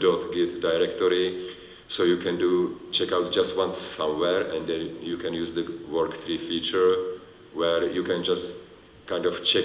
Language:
English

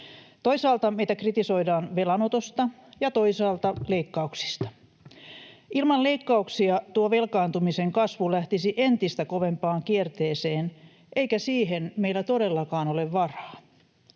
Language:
Finnish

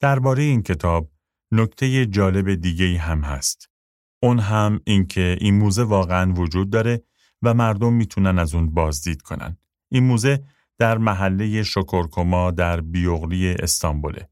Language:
Persian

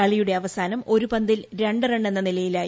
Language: Malayalam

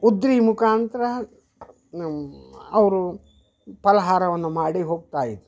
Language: Kannada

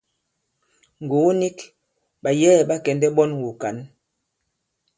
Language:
Bankon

